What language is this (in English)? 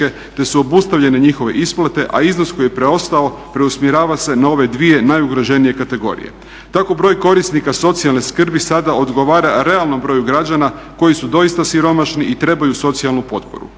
Croatian